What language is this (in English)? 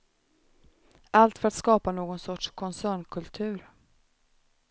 Swedish